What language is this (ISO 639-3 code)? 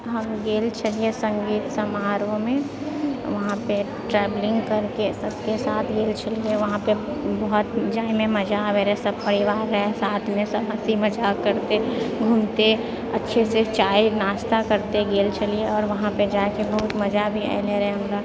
mai